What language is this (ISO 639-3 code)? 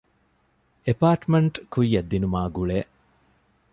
div